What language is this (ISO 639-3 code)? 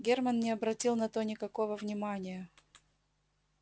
rus